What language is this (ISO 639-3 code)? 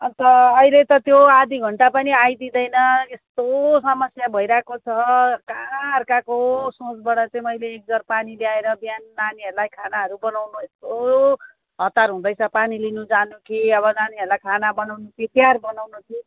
nep